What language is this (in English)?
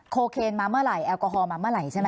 Thai